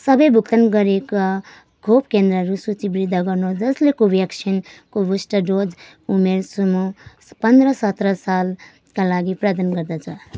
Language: Nepali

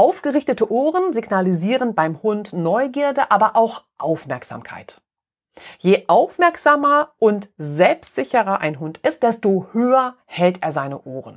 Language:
German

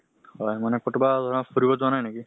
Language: Assamese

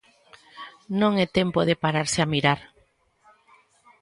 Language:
Galician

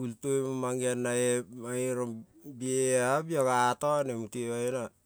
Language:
Kol (Papua New Guinea)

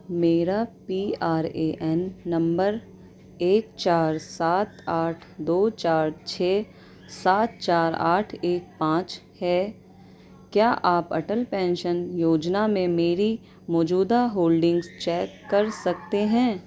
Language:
Urdu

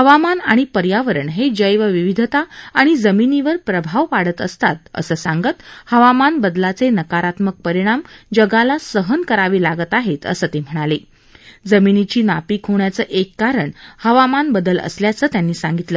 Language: Marathi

